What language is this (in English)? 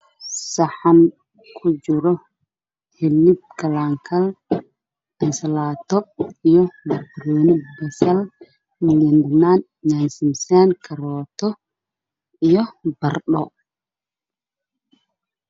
Somali